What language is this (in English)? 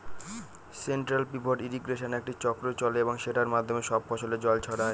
Bangla